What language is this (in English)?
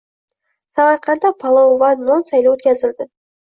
Uzbek